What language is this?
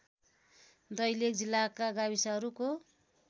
Nepali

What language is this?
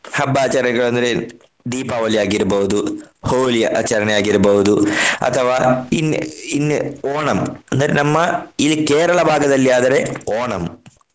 Kannada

